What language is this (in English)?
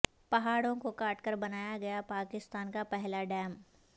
Urdu